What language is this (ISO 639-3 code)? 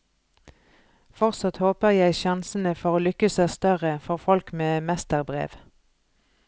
nor